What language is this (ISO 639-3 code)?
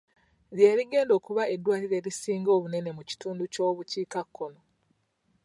lug